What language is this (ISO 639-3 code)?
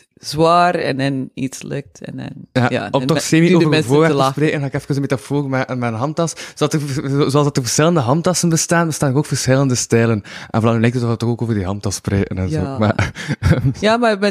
nld